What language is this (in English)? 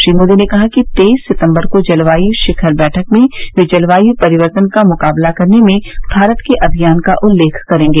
Hindi